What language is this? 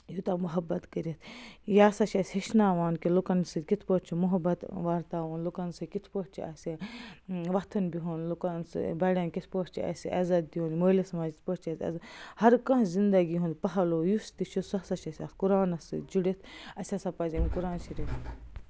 Kashmiri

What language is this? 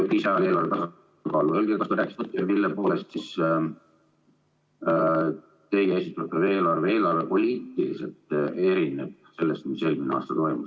Estonian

